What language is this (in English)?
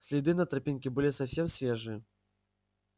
Russian